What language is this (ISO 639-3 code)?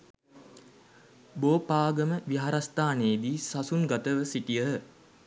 sin